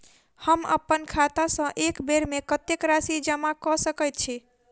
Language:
Maithili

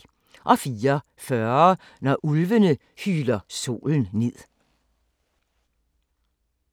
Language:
Danish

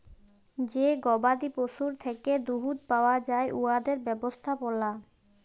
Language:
Bangla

